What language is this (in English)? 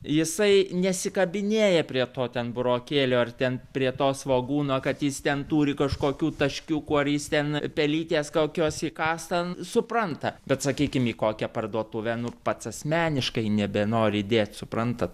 Lithuanian